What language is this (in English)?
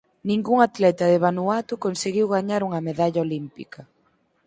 Galician